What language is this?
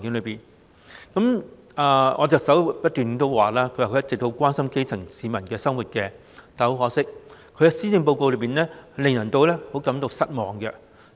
Cantonese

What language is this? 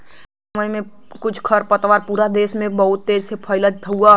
Bhojpuri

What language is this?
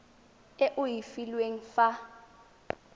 Tswana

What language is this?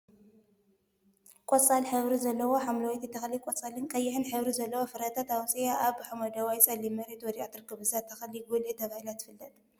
Tigrinya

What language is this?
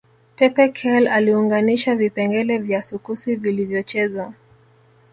Swahili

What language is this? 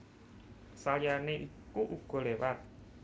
Javanese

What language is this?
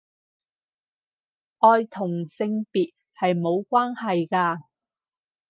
Cantonese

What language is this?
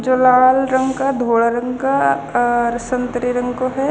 Haryanvi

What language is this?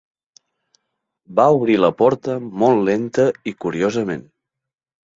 Catalan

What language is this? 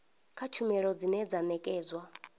Venda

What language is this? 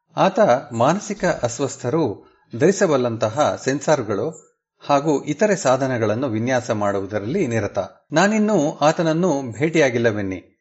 Kannada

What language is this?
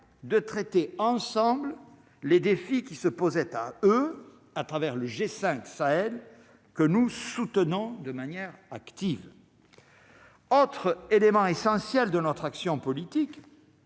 French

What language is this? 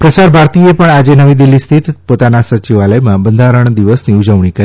Gujarati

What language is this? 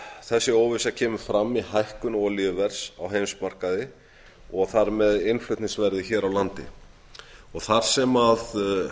Icelandic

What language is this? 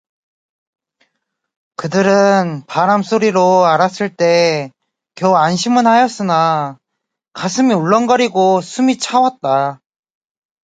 Korean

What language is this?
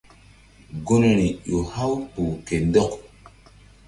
Mbum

